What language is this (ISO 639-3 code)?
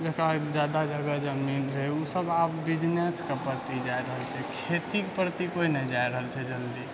mai